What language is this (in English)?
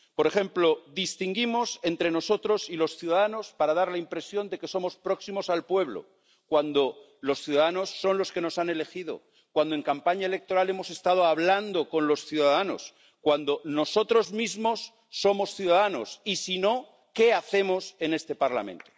Spanish